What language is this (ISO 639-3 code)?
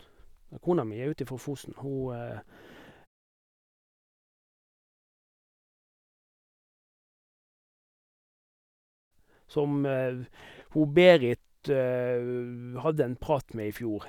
nor